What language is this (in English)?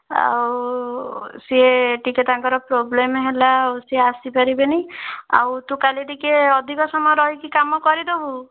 Odia